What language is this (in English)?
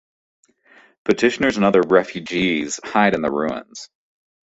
English